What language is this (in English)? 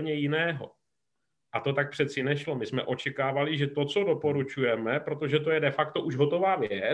Czech